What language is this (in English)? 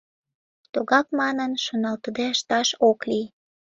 Mari